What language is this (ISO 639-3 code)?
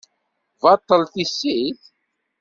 kab